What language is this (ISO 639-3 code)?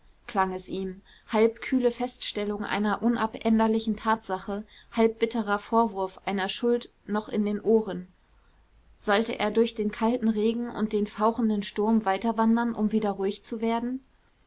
deu